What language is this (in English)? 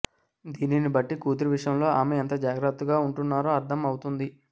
Telugu